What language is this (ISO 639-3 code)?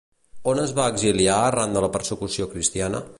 cat